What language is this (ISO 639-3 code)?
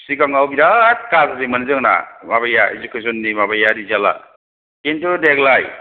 brx